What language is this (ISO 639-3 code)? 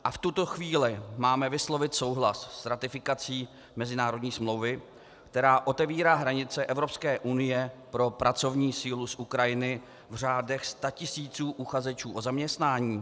ces